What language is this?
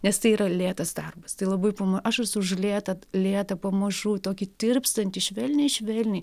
Lithuanian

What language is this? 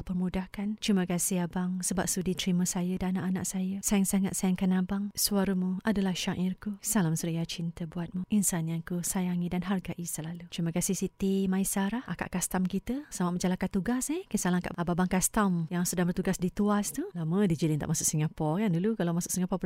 Malay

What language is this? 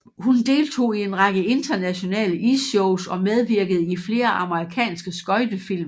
Danish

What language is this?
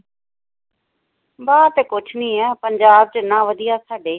Punjabi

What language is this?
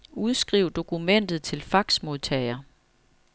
Danish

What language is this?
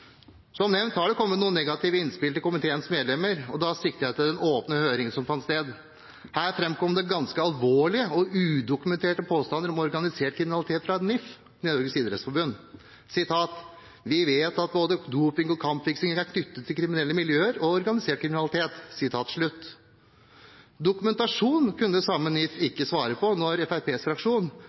Norwegian Bokmål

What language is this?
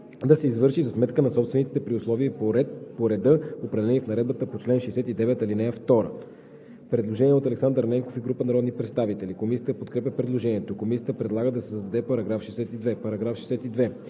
Bulgarian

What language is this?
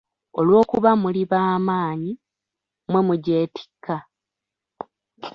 Ganda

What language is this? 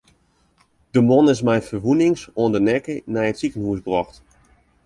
Western Frisian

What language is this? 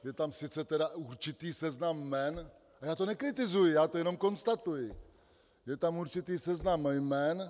Czech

